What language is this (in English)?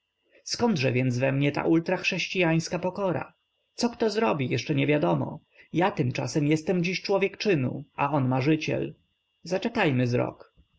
Polish